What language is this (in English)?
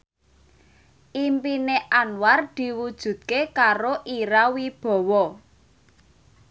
Javanese